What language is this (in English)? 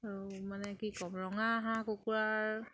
Assamese